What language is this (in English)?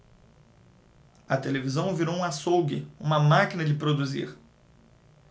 Portuguese